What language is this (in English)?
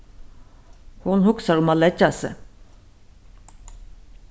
Faroese